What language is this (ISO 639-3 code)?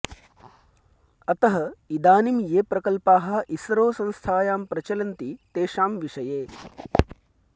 san